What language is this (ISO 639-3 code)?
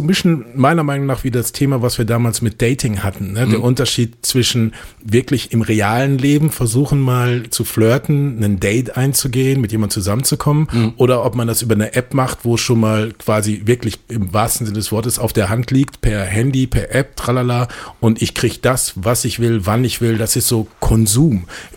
deu